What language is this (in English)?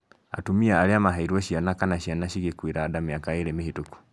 Kikuyu